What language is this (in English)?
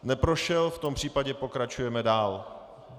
Czech